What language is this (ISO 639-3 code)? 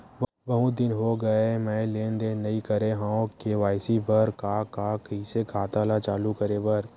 hne